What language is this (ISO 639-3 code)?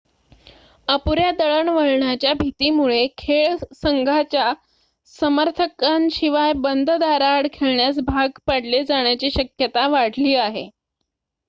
mar